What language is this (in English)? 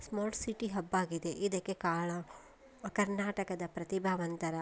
Kannada